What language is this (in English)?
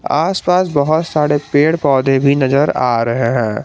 Hindi